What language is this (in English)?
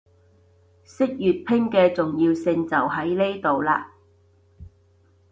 Cantonese